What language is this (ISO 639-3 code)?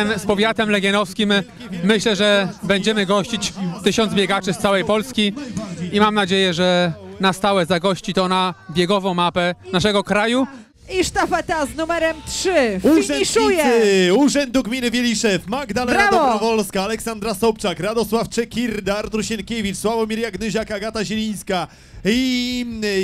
pol